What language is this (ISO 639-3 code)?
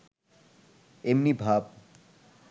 ben